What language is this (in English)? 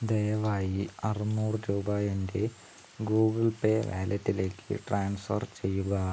Malayalam